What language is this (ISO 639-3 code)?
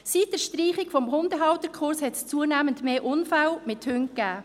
gsw